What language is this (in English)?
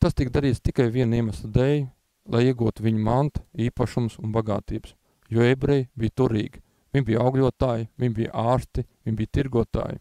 Latvian